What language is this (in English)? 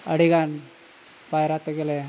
Santali